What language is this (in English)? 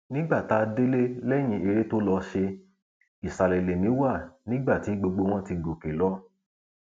Yoruba